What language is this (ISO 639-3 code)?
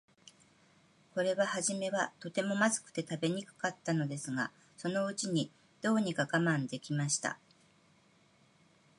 jpn